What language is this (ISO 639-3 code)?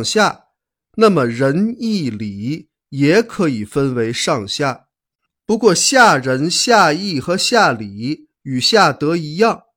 zho